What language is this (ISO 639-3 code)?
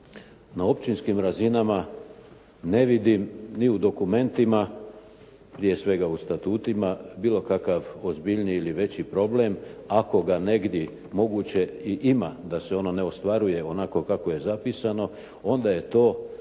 hrv